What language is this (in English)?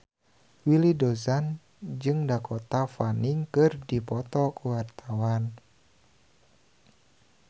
Sundanese